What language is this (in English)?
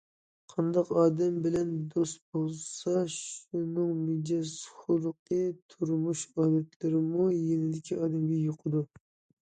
Uyghur